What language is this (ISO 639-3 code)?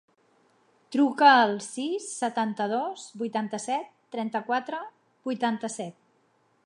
cat